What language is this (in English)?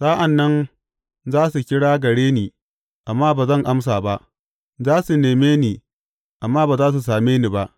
Hausa